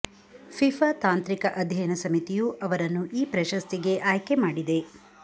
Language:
Kannada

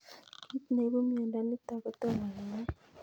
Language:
Kalenjin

